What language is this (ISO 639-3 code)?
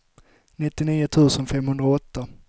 swe